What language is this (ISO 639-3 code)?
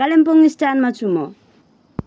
nep